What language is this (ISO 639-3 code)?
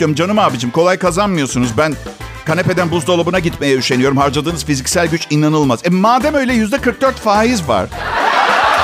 tur